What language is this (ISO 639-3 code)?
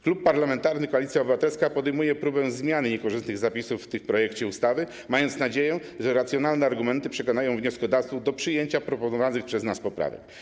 pol